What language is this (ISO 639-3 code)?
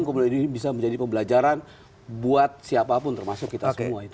ind